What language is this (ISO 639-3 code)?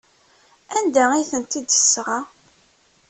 kab